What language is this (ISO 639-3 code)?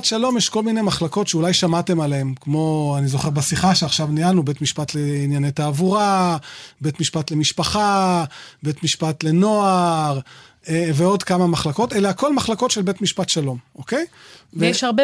heb